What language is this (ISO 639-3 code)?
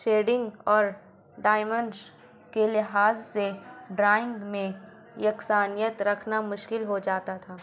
urd